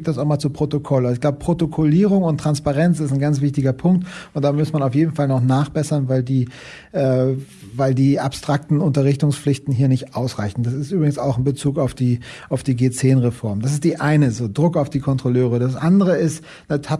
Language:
German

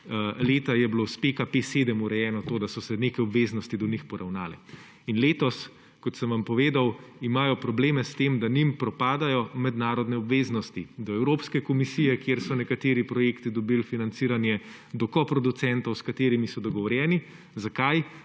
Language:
Slovenian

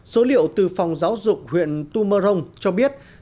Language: Vietnamese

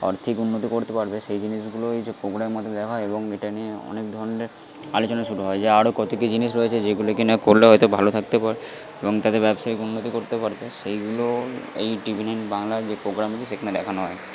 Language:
Bangla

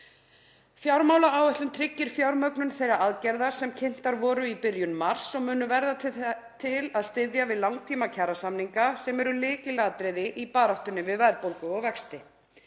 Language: Icelandic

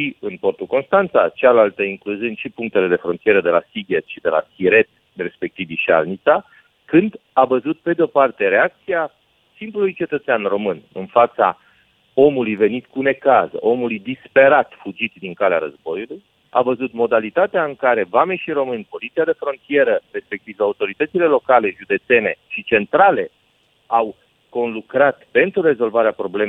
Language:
Romanian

